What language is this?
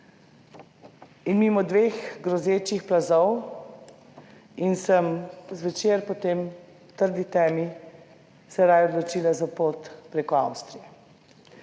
Slovenian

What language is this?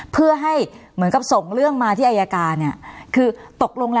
Thai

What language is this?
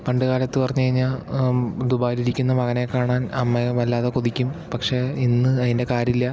Malayalam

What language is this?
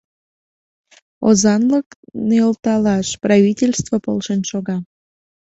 Mari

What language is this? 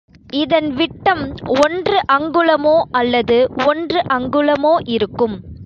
Tamil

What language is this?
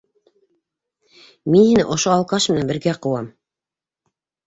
Bashkir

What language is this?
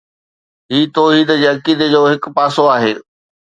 Sindhi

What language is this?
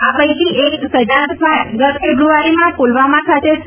Gujarati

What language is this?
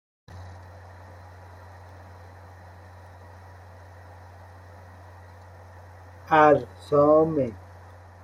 Persian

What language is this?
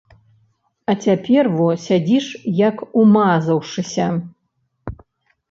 Belarusian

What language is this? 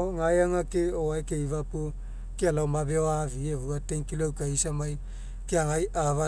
Mekeo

